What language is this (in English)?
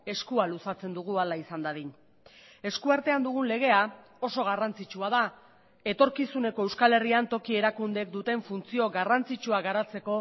Basque